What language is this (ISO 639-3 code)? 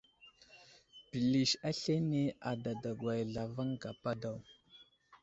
udl